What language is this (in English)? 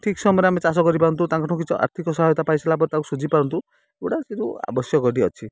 Odia